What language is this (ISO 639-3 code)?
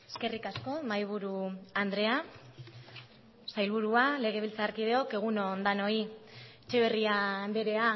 eus